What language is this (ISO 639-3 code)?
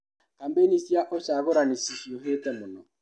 kik